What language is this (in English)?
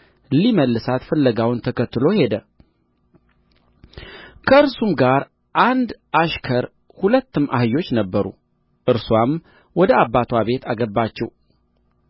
Amharic